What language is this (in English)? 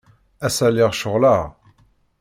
Kabyle